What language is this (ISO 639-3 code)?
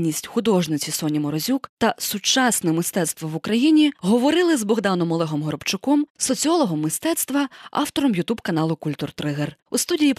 ukr